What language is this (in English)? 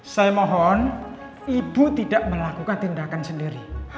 Indonesian